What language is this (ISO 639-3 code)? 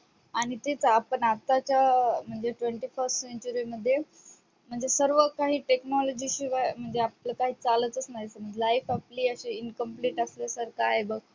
mar